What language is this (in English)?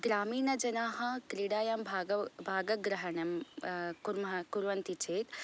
Sanskrit